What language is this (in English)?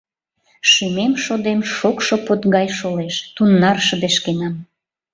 Mari